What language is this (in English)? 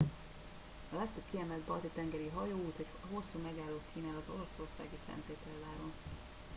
Hungarian